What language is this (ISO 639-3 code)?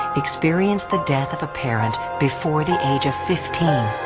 eng